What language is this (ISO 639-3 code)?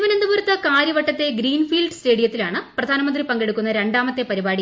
mal